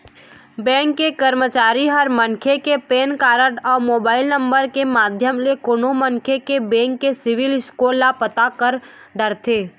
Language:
Chhattisgarhi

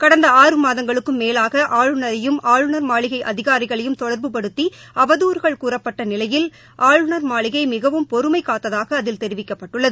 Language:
Tamil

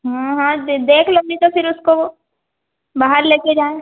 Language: Hindi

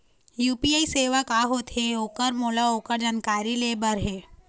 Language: Chhattisgarhi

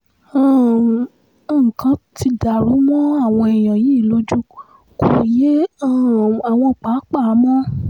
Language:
Yoruba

